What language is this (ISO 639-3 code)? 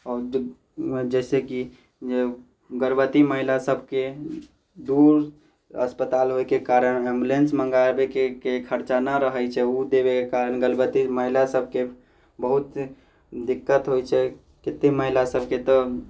mai